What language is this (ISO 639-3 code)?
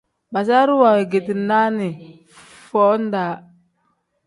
kdh